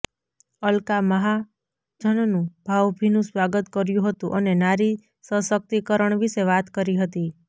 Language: Gujarati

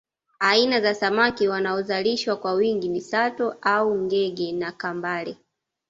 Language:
Swahili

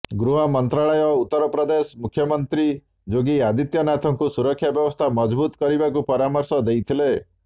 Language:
Odia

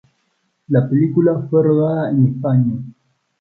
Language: Spanish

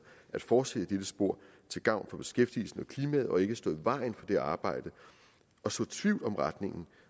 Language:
Danish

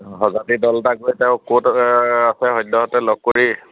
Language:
Assamese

